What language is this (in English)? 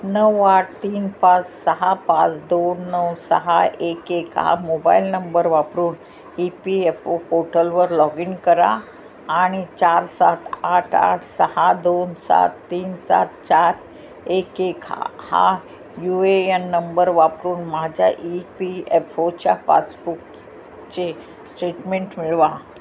Marathi